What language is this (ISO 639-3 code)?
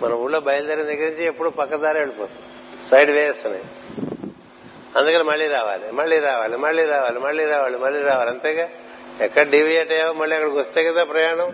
tel